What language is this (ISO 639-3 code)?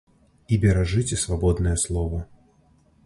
bel